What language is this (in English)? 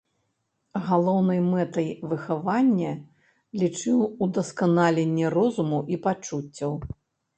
Belarusian